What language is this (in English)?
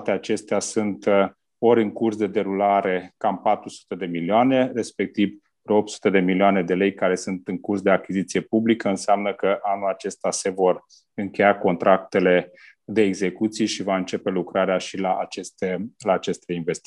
Romanian